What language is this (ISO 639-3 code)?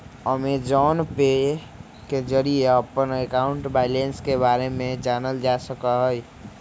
mag